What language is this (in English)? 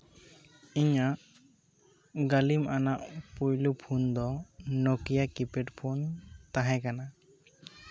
Santali